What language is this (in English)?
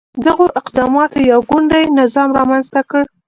Pashto